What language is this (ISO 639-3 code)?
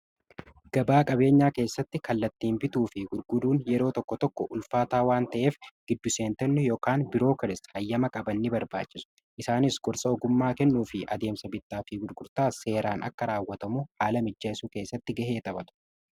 orm